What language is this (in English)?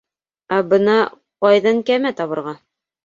Bashkir